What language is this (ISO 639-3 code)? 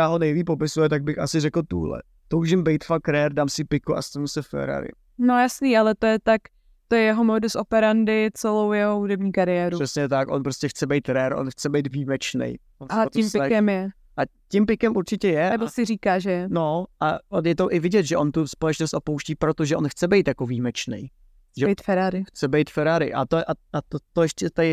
ces